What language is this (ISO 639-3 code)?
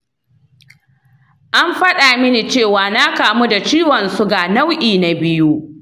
hau